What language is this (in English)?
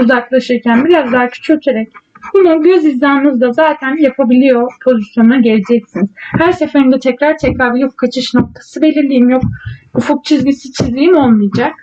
Turkish